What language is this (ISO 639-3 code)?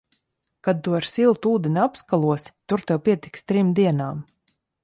lav